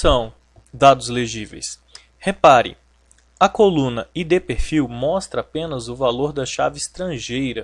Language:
Portuguese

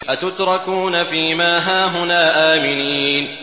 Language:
Arabic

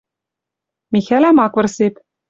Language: Western Mari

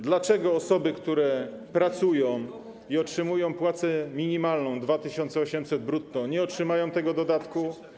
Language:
Polish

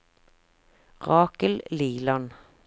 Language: Norwegian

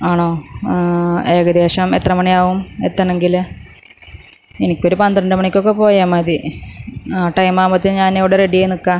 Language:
Malayalam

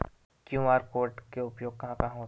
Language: Chhattisgarhi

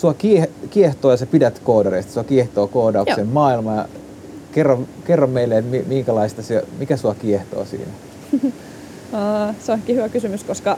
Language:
Finnish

